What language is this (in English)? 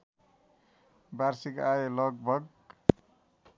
Nepali